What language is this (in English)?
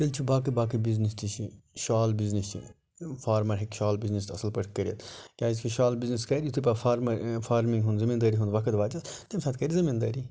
Kashmiri